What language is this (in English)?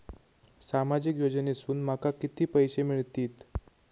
Marathi